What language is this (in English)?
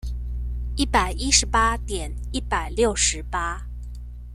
Chinese